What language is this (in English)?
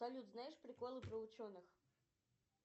Russian